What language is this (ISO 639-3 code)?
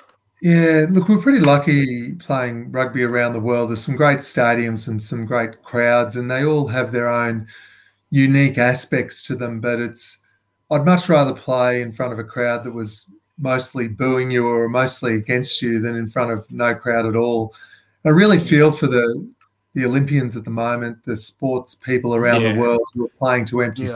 eng